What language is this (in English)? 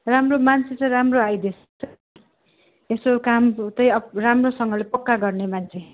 Nepali